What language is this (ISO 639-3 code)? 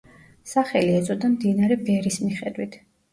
kat